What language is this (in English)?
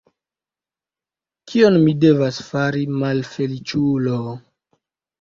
Esperanto